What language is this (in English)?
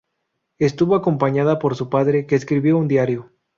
Spanish